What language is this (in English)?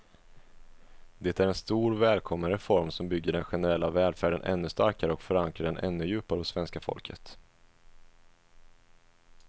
Swedish